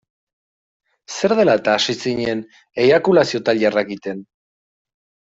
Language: Basque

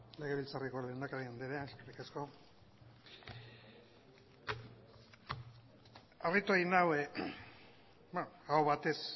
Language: Basque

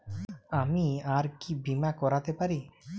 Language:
Bangla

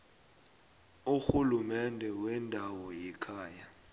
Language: South Ndebele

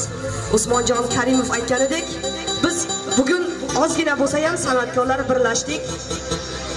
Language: Turkish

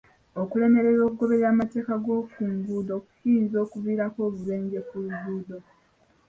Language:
Ganda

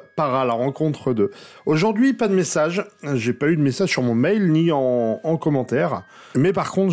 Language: French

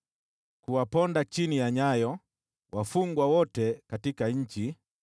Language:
Swahili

